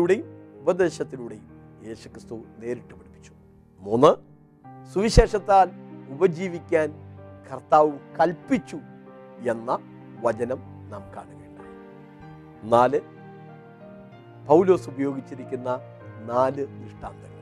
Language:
Malayalam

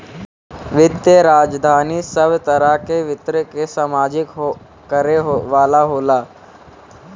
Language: Bhojpuri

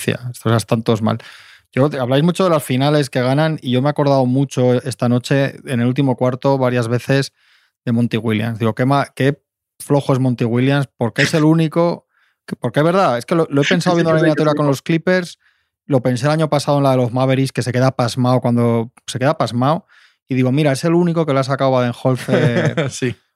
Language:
Spanish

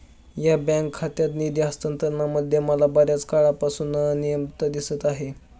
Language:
Marathi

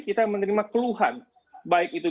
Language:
Indonesian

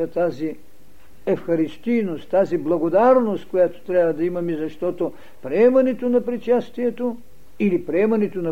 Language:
Bulgarian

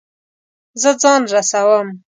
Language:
Pashto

